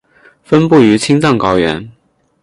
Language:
Chinese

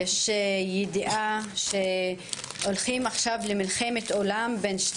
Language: Hebrew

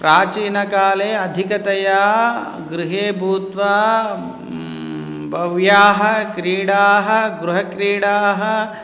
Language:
Sanskrit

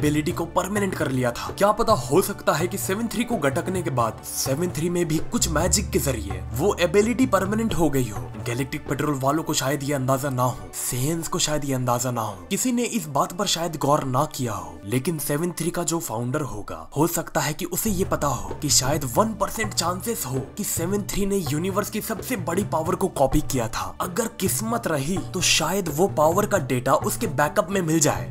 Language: Hindi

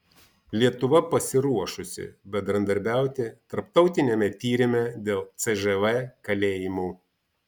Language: Lithuanian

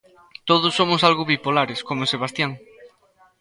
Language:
Galician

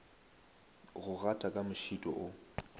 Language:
Northern Sotho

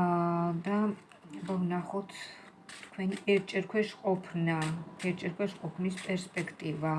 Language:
Georgian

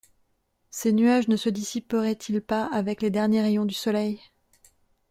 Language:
French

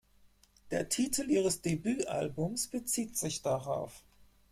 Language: German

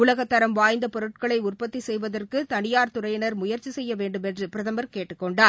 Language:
Tamil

